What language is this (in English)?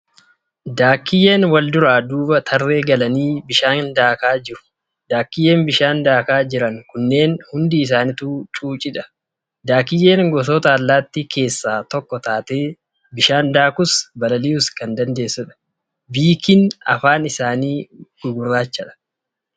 Oromo